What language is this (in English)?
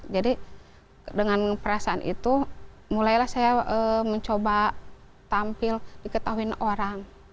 Indonesian